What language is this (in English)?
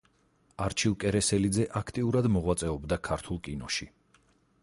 Georgian